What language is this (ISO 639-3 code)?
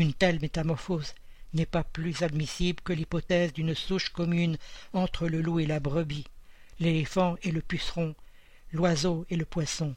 fra